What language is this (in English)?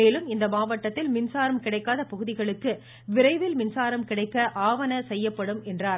Tamil